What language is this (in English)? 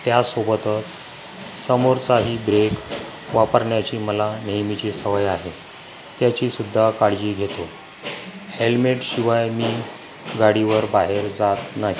Marathi